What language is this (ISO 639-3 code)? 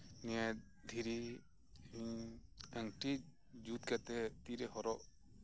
sat